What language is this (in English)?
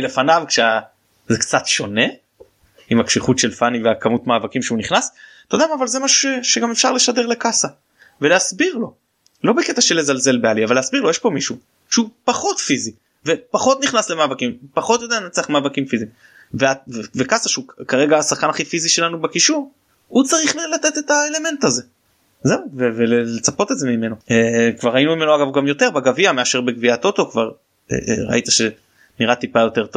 Hebrew